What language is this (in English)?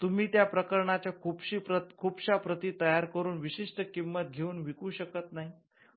Marathi